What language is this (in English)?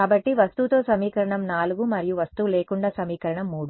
Telugu